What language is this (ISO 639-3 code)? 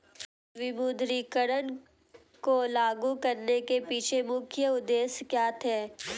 hin